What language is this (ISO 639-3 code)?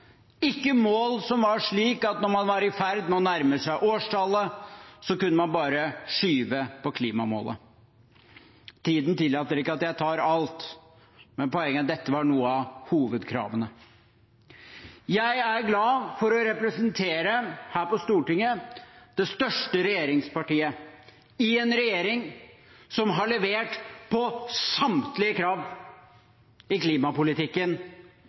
nob